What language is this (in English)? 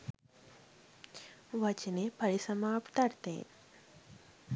Sinhala